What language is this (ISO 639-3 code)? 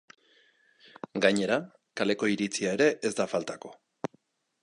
eus